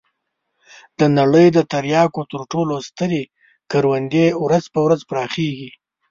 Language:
Pashto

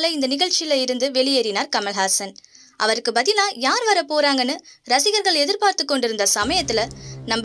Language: Turkish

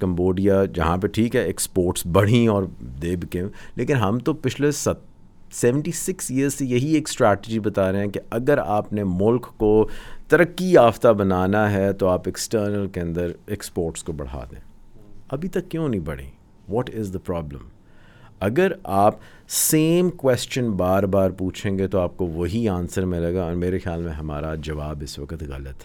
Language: Urdu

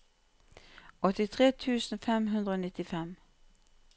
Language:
Norwegian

